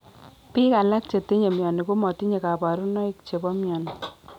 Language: Kalenjin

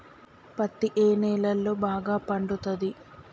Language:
Telugu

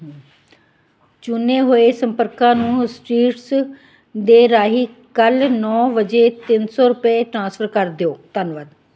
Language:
Punjabi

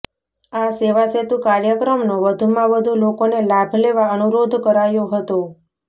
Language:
Gujarati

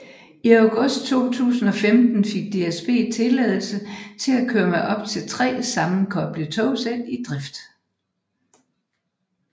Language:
Danish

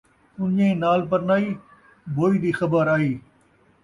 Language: Saraiki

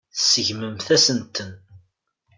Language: Kabyle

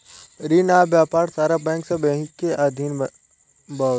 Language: Bhojpuri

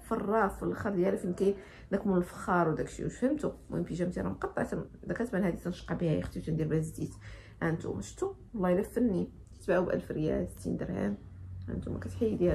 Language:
Arabic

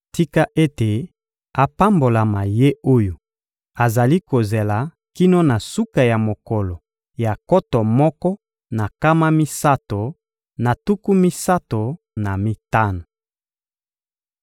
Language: Lingala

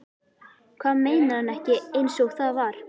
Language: Icelandic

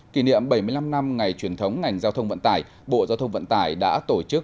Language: Vietnamese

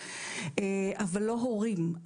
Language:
Hebrew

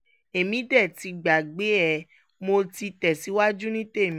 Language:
Yoruba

